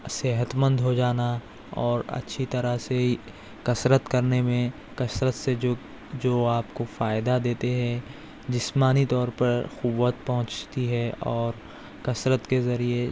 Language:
Urdu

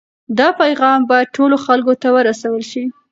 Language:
Pashto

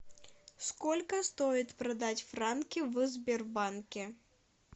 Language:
Russian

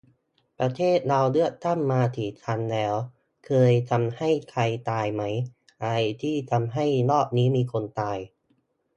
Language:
Thai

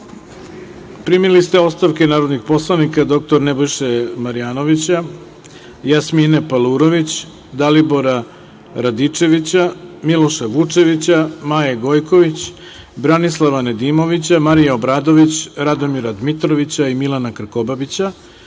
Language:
Serbian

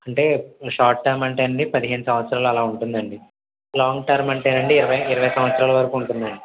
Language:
Telugu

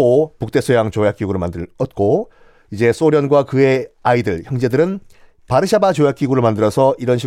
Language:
Korean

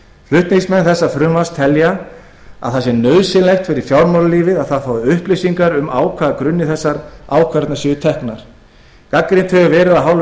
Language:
Icelandic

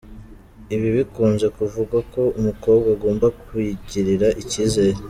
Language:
Kinyarwanda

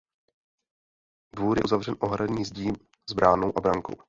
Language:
Czech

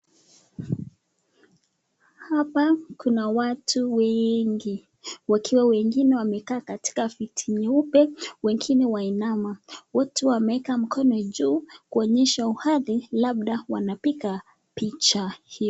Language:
Swahili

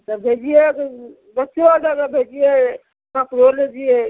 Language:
Maithili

